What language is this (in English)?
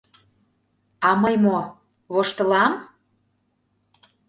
Mari